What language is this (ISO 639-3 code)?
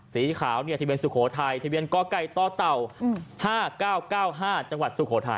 tha